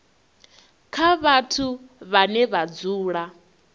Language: Venda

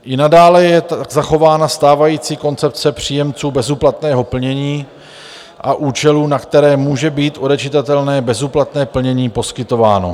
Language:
Czech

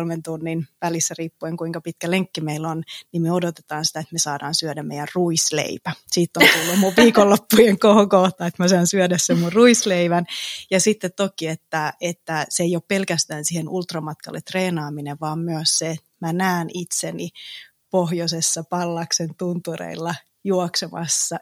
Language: Finnish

